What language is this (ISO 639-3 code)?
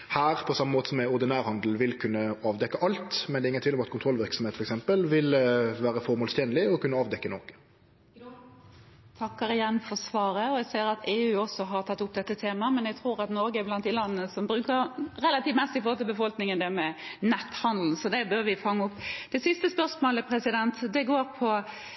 nor